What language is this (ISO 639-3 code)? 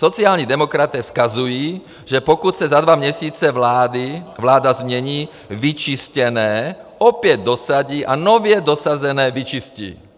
ces